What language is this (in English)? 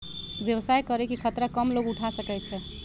Magahi